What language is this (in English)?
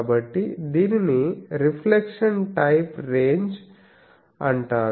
Telugu